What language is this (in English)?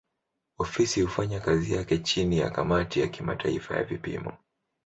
Swahili